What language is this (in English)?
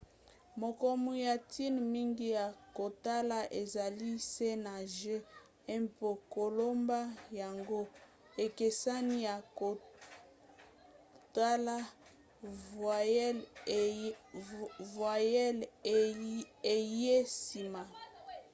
Lingala